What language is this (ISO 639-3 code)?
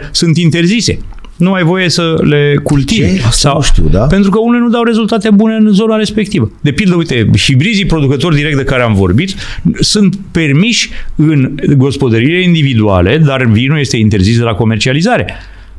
ron